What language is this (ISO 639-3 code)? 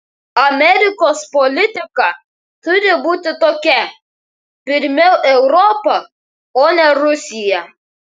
lit